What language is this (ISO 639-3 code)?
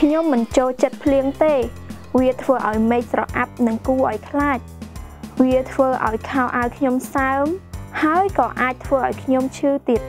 tha